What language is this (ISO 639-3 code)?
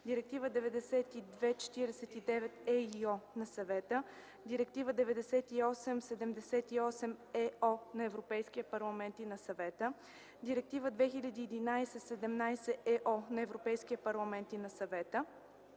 bul